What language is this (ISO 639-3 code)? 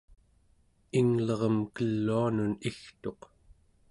esu